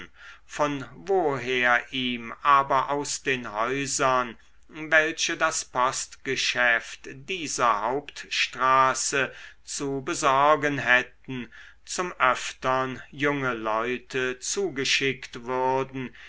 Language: German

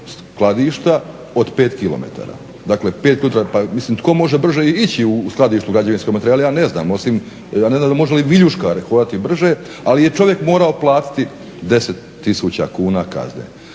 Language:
Croatian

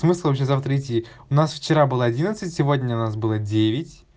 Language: Russian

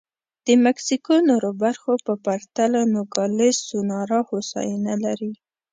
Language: Pashto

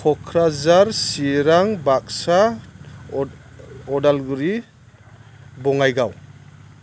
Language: Bodo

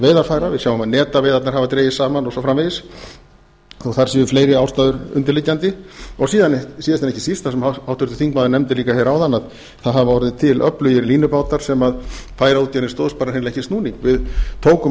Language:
Icelandic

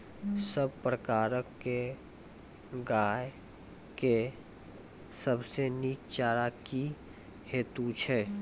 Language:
Maithili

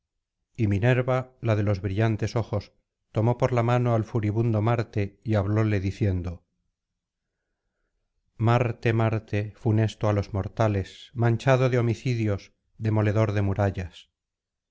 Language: Spanish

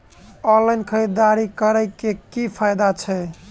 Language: Maithili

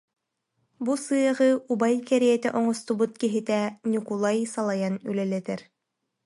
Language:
Yakut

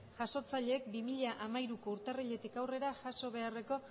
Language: Basque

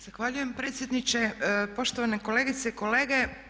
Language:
Croatian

